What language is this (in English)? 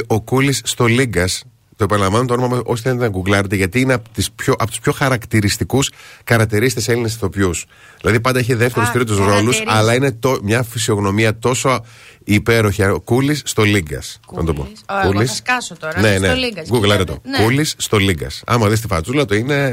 Greek